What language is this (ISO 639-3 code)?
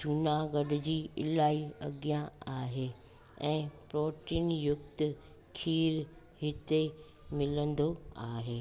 snd